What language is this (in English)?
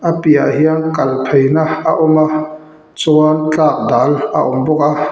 Mizo